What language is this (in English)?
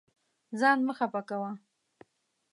Pashto